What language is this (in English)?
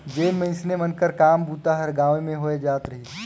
Chhattisgarhi